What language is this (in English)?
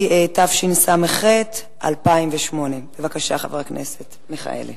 Hebrew